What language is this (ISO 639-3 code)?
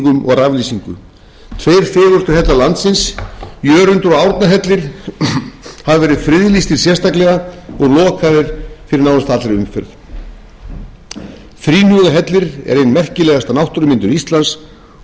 isl